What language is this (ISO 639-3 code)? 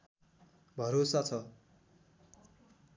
nep